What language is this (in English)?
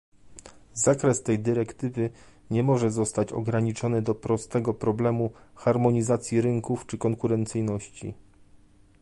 Polish